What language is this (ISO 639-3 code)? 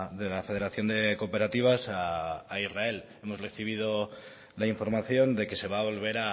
spa